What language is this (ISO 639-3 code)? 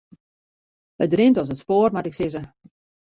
fry